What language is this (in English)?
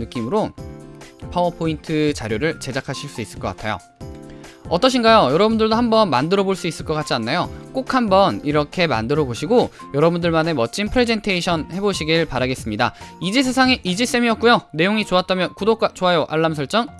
Korean